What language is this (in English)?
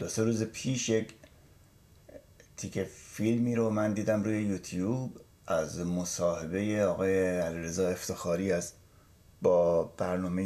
Persian